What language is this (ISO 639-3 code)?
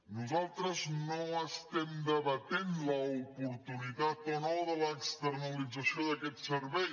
cat